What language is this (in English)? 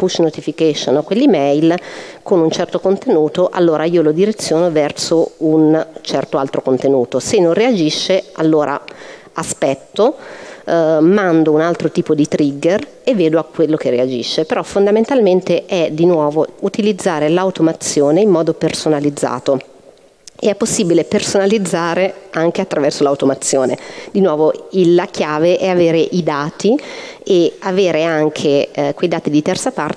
Italian